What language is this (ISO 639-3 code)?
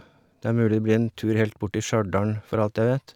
nor